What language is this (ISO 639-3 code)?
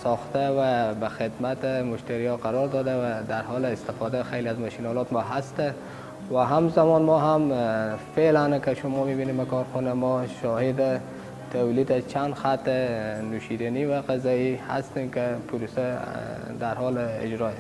fas